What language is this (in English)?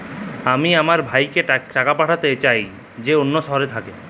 Bangla